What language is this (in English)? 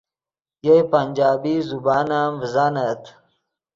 Yidgha